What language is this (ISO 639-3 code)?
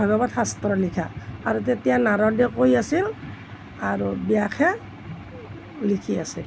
asm